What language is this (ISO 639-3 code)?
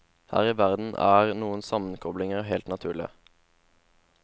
nor